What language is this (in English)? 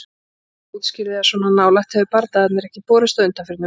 Icelandic